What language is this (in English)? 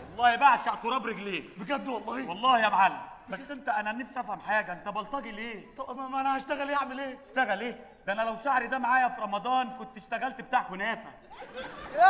Arabic